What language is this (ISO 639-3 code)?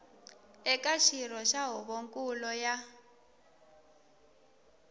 tso